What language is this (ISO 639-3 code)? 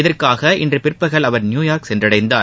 tam